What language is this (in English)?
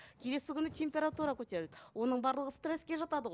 Kazakh